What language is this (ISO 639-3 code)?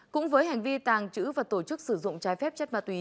vie